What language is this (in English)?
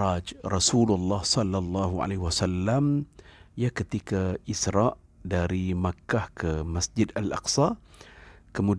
Malay